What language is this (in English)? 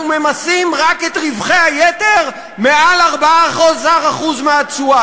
Hebrew